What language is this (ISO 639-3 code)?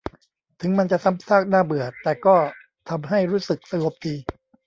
tha